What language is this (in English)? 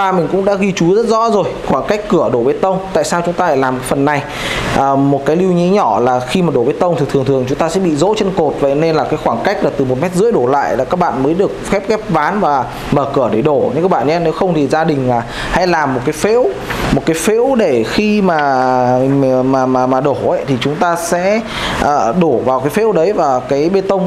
Vietnamese